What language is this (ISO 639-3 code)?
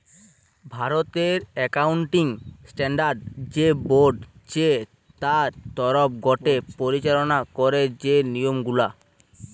ben